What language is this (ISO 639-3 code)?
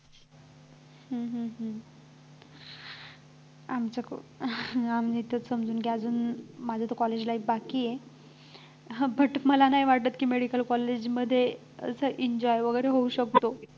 mar